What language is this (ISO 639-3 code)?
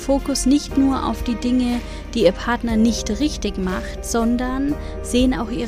deu